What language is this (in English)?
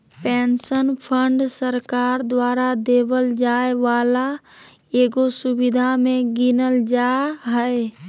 Magahi